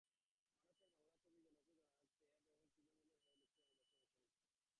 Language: Bangla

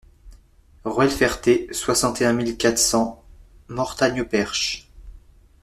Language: French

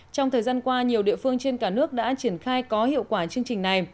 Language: Vietnamese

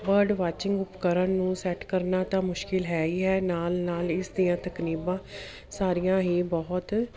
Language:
Punjabi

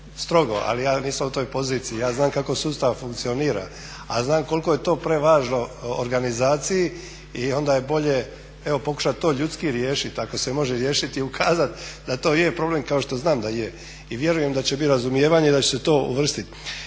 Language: Croatian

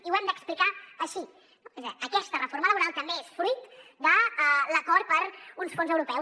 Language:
Catalan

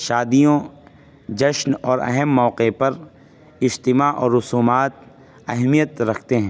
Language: Urdu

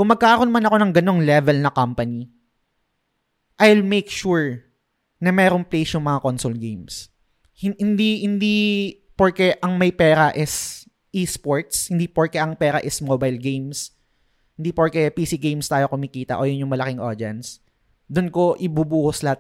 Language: Filipino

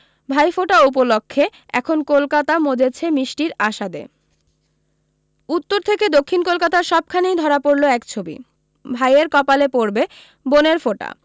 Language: Bangla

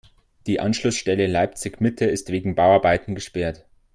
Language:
German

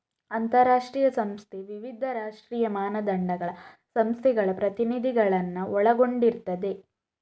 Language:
Kannada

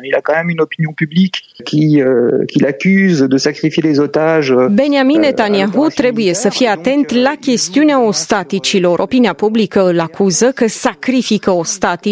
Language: Romanian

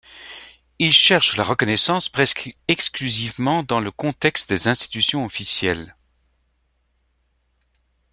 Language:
French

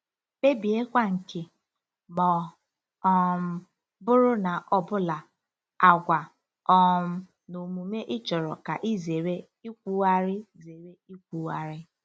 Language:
Igbo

